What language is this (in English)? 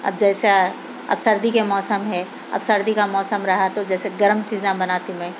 Urdu